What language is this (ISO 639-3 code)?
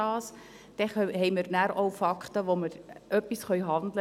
gsw